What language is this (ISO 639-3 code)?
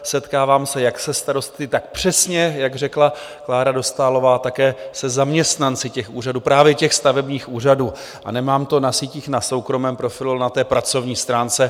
ces